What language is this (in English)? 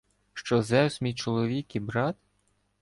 Ukrainian